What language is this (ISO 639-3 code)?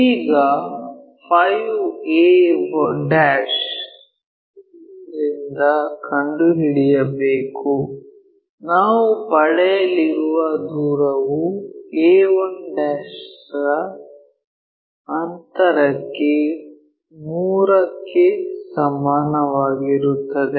kan